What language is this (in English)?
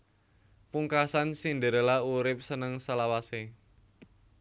Javanese